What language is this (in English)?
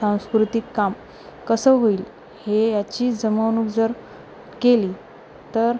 Marathi